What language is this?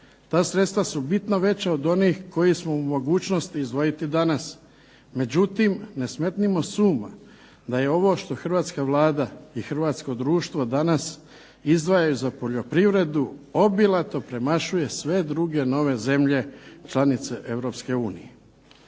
Croatian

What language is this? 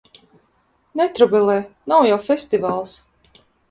Latvian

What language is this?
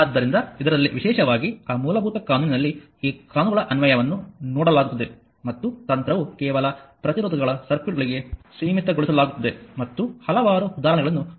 Kannada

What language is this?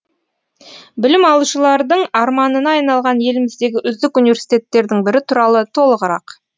Kazakh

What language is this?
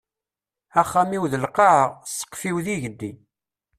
Kabyle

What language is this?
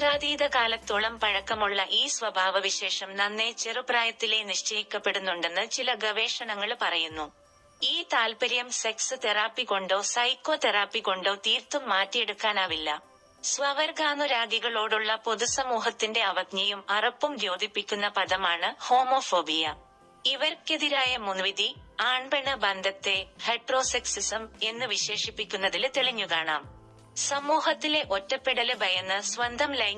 Malayalam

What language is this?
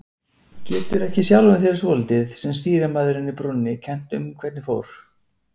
Icelandic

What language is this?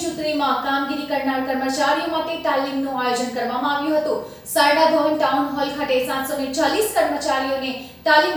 Hindi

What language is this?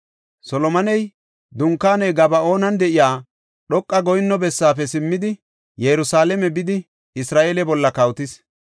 Gofa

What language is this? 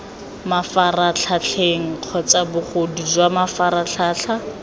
Tswana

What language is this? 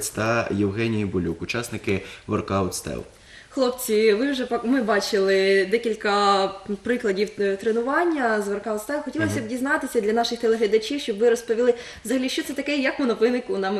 Russian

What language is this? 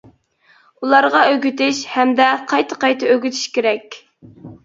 Uyghur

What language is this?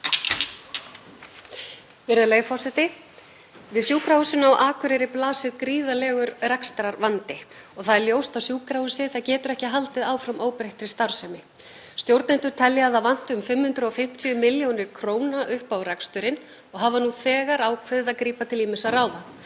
Icelandic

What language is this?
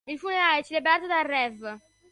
Italian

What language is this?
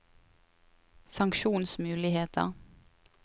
Norwegian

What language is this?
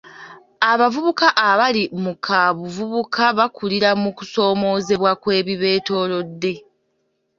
Ganda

